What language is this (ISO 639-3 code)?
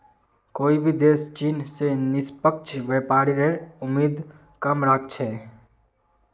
mag